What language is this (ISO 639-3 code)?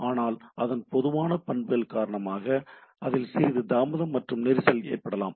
tam